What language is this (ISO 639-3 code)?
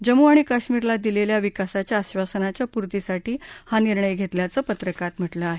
mar